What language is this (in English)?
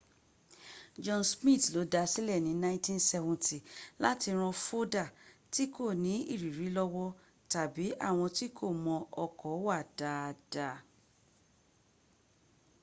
Yoruba